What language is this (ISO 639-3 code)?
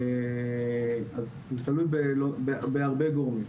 heb